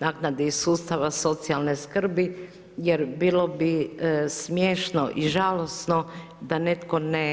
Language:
Croatian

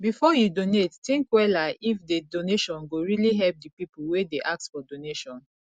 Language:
Nigerian Pidgin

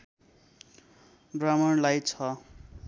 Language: Nepali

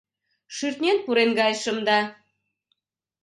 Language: Mari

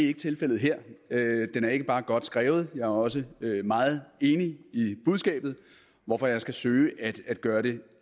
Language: Danish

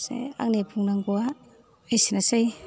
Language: Bodo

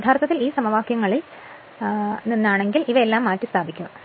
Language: Malayalam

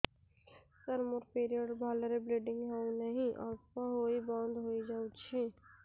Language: Odia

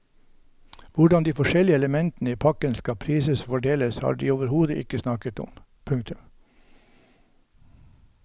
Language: Norwegian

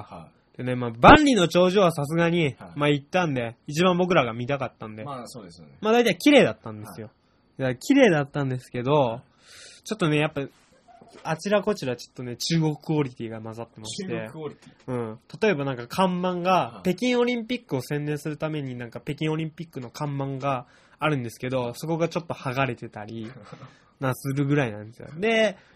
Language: Japanese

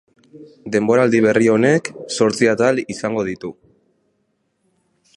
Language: Basque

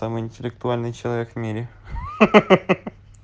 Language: Russian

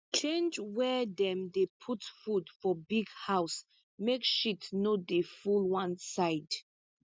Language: Nigerian Pidgin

